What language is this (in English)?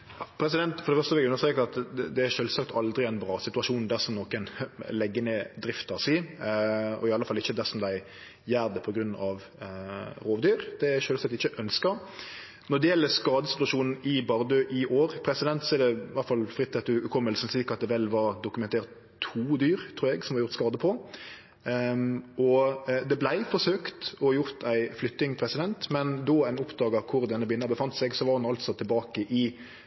Norwegian